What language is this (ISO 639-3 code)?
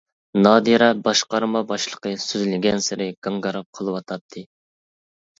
uig